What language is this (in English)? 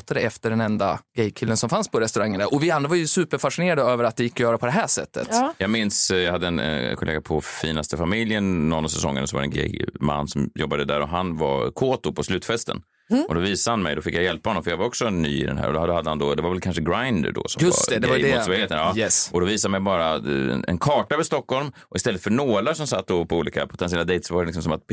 Swedish